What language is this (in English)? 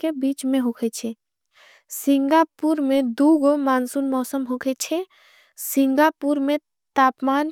Angika